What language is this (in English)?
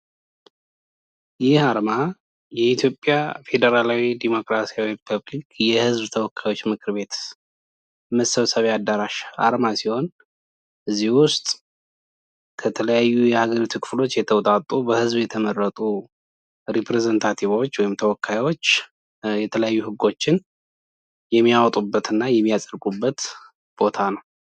Amharic